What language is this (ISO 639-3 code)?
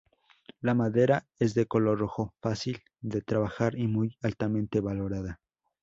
spa